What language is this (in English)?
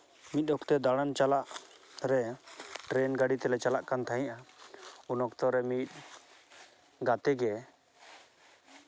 Santali